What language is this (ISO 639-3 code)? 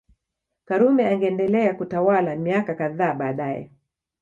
swa